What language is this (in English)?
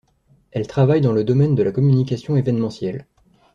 French